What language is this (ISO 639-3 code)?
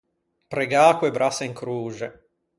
lij